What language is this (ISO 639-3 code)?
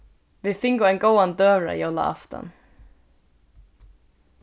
fao